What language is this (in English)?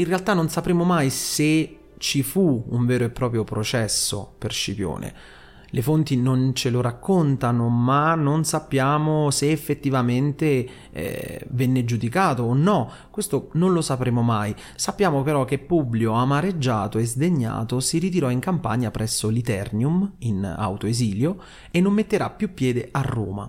Italian